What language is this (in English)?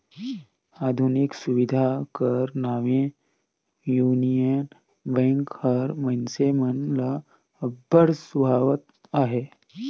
Chhattisgarhi